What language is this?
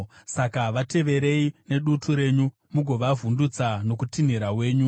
Shona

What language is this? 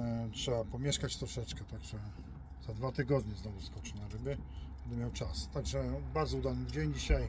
Polish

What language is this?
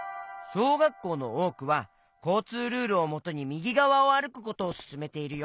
Japanese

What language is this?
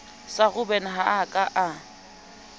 Southern Sotho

